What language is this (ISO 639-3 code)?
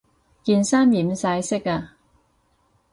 yue